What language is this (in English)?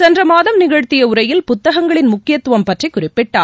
Tamil